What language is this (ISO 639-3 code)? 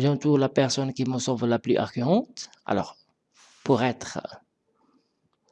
fra